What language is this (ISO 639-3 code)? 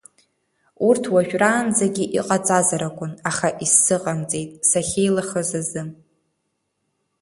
abk